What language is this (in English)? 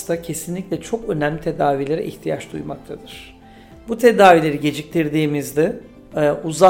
Turkish